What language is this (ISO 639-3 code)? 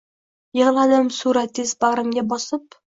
uzb